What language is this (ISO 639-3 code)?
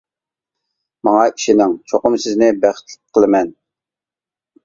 uig